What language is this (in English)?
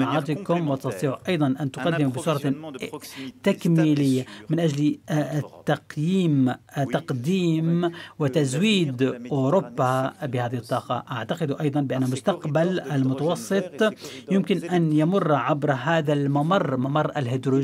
Arabic